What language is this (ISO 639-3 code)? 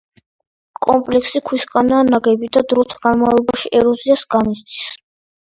kat